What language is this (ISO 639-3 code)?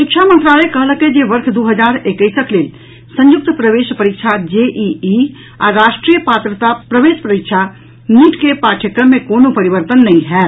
mai